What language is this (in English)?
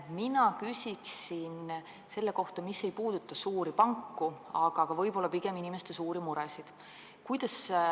Estonian